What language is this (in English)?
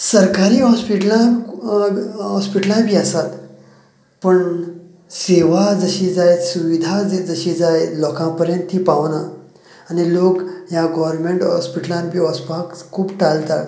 Konkani